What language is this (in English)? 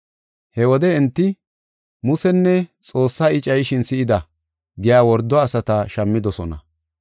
Gofa